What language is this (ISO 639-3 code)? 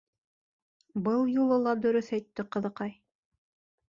bak